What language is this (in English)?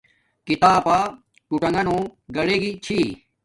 Domaaki